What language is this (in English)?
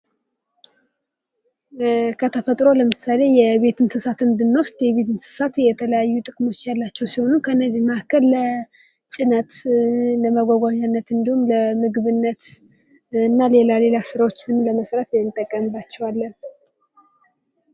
Amharic